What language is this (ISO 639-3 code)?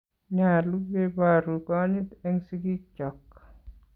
kln